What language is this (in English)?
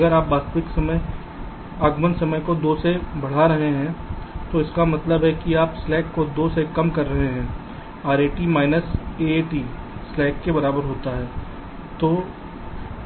Hindi